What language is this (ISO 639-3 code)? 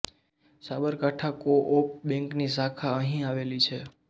guj